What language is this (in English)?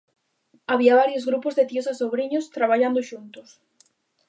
Galician